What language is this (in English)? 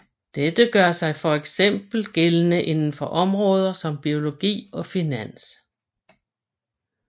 Danish